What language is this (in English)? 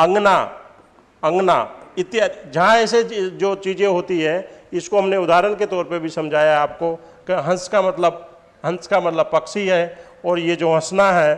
Hindi